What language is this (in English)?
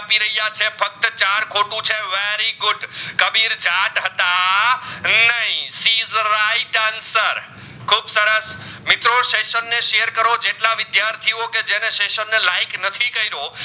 Gujarati